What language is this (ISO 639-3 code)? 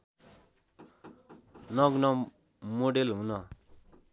nep